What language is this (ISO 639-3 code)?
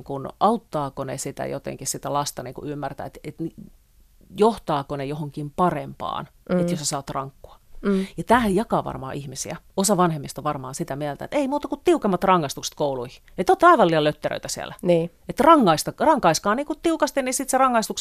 fin